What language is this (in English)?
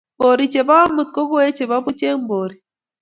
Kalenjin